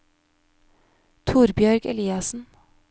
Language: Norwegian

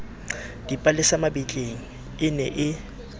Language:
Southern Sotho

